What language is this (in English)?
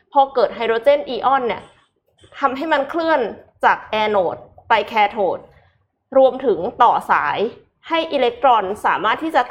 Thai